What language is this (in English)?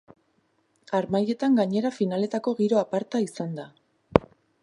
Basque